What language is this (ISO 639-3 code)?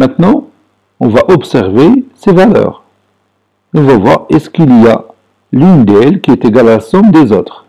fra